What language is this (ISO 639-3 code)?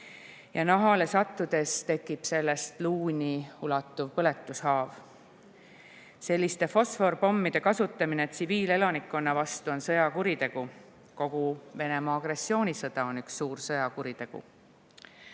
est